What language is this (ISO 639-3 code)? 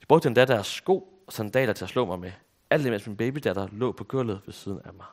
dan